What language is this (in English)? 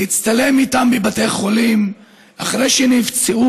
Hebrew